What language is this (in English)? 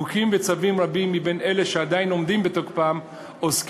Hebrew